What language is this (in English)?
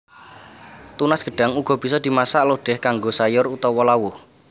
Javanese